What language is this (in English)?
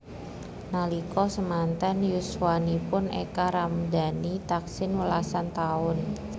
Javanese